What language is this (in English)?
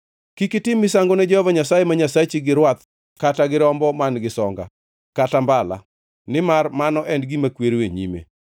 Luo (Kenya and Tanzania)